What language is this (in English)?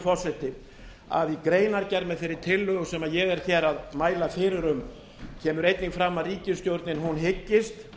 Icelandic